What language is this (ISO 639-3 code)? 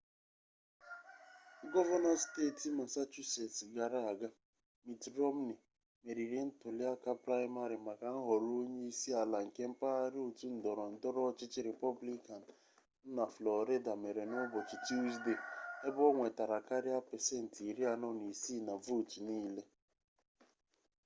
ibo